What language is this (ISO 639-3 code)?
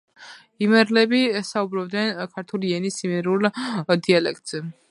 kat